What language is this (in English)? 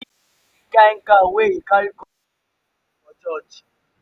Nigerian Pidgin